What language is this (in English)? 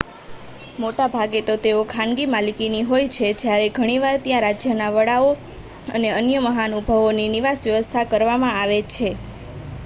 Gujarati